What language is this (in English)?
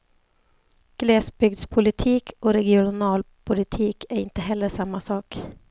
Swedish